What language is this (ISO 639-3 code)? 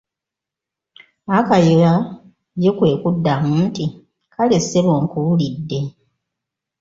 lug